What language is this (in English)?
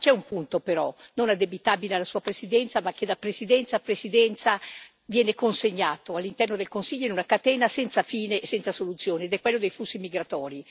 Italian